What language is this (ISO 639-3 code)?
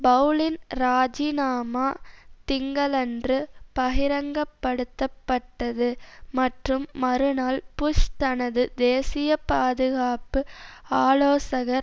tam